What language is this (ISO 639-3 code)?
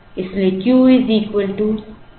hin